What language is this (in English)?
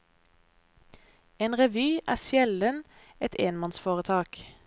Norwegian